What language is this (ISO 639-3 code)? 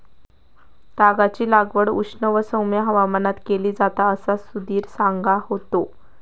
mar